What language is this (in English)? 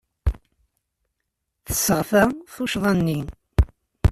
Kabyle